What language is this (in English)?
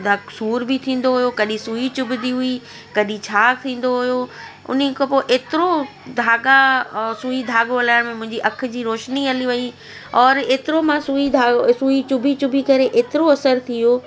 Sindhi